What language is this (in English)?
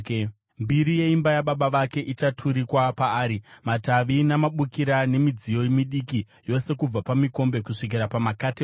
Shona